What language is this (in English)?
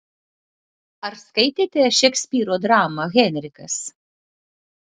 Lithuanian